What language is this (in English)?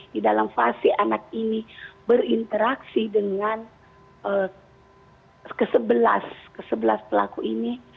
Indonesian